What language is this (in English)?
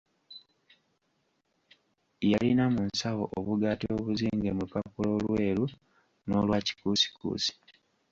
Ganda